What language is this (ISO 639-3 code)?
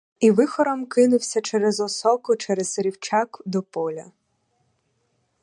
ukr